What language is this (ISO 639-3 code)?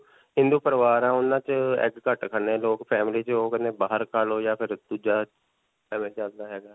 pan